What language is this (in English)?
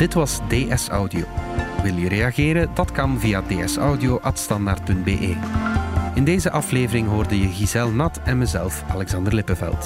Dutch